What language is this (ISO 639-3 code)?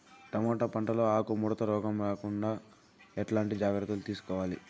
tel